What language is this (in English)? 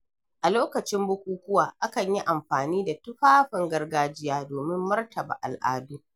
Hausa